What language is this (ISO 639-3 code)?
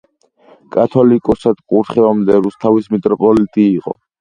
kat